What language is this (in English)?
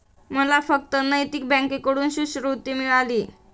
Marathi